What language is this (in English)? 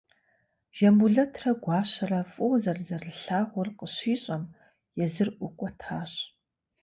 Kabardian